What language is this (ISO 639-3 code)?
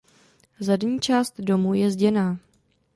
ces